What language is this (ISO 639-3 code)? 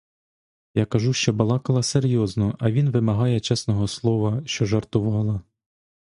ukr